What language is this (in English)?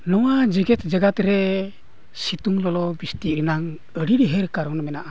Santali